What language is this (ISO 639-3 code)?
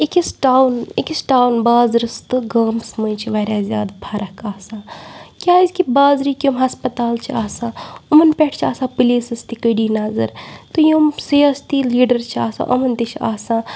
kas